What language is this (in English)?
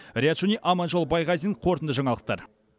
Kazakh